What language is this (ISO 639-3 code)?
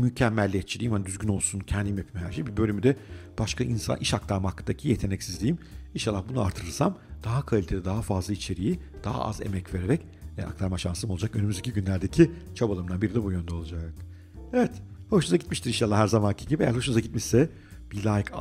tur